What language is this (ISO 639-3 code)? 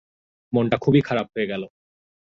ben